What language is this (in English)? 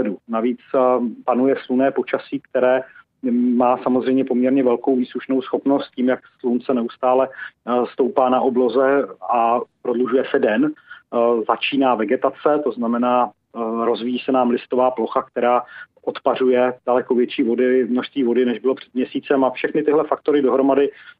Czech